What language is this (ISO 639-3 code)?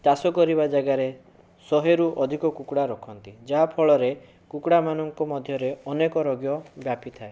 ori